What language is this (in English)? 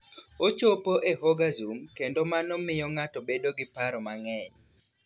Luo (Kenya and Tanzania)